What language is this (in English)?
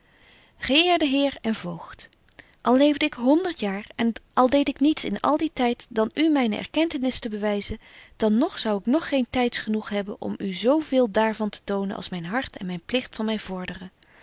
Dutch